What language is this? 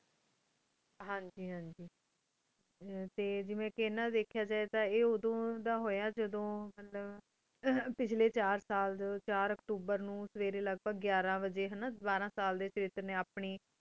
Punjabi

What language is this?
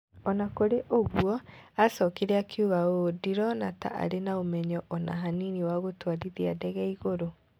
Kikuyu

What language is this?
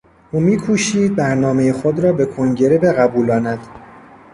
Persian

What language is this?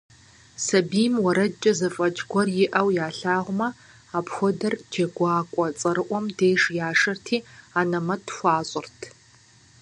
Kabardian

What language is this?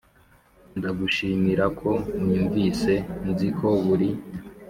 Kinyarwanda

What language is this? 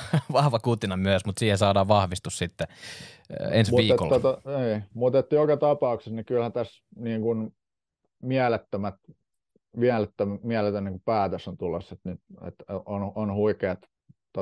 Finnish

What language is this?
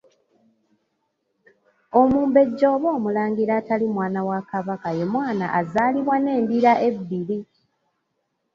Ganda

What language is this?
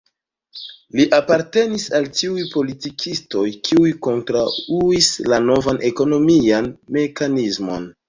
Esperanto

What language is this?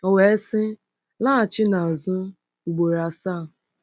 Igbo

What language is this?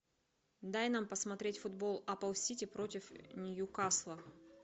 Russian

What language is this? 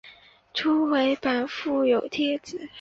Chinese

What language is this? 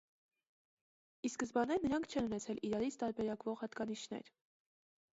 Armenian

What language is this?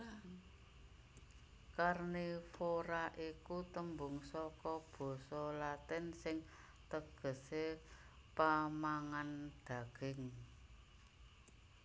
Javanese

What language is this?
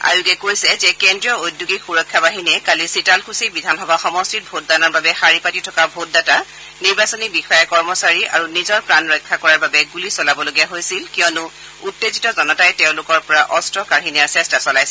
Assamese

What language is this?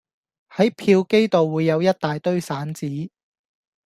Cantonese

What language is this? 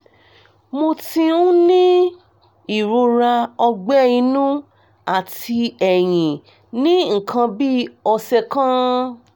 Yoruba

